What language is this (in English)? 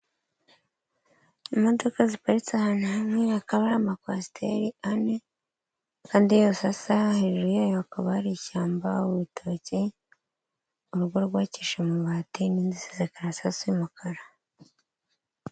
Kinyarwanda